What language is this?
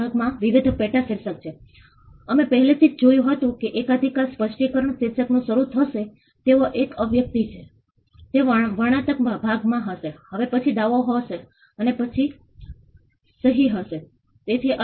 Gujarati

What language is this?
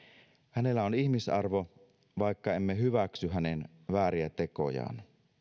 Finnish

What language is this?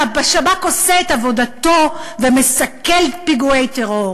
Hebrew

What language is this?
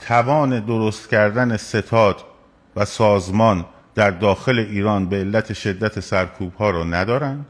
Persian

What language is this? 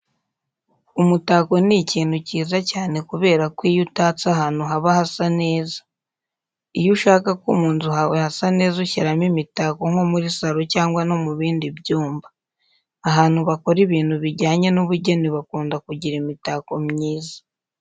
Kinyarwanda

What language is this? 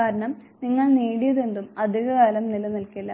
Malayalam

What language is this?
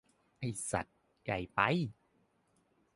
Thai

